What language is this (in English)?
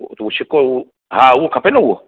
Sindhi